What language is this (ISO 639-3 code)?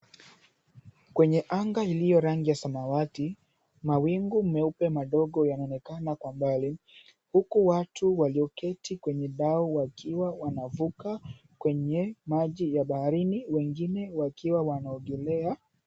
swa